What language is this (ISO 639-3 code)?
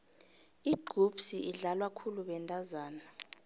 nbl